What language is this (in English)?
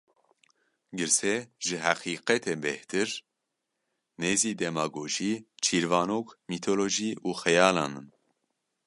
Kurdish